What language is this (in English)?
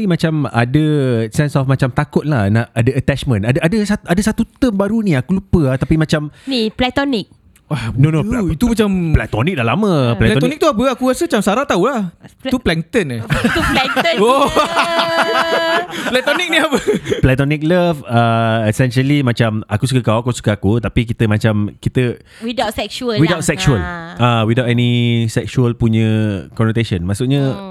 Malay